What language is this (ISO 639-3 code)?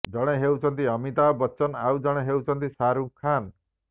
ori